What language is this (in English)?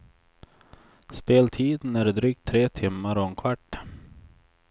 Swedish